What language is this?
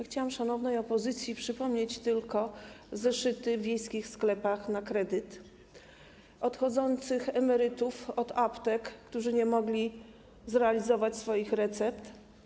Polish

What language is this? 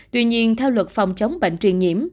Vietnamese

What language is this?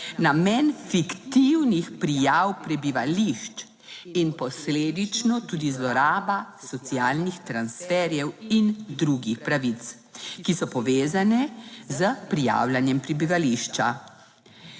Slovenian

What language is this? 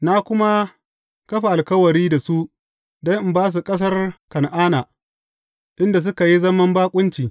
Hausa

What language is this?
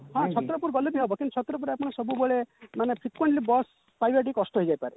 Odia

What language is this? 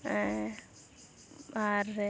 Santali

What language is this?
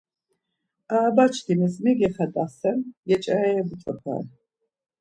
Laz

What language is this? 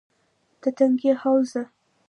Pashto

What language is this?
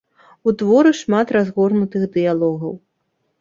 Belarusian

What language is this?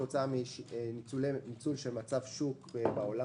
Hebrew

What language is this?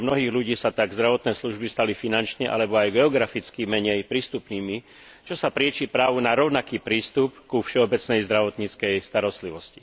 Slovak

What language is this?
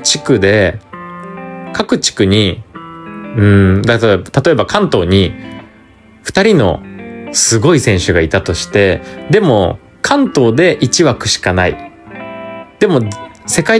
Japanese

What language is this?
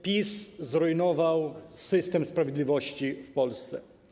Polish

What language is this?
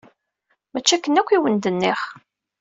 Kabyle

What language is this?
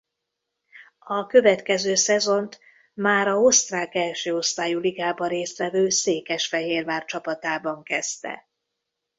Hungarian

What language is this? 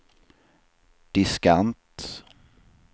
Swedish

